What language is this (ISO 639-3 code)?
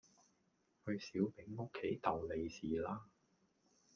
yue